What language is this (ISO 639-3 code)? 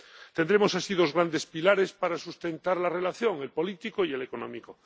spa